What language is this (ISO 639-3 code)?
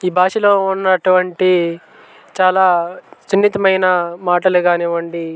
tel